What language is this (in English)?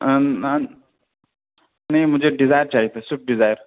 Urdu